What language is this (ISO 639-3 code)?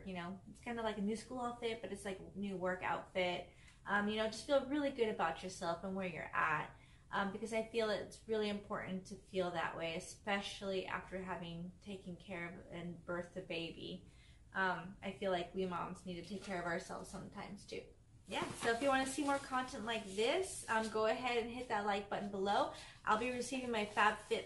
eng